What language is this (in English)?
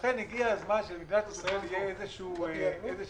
Hebrew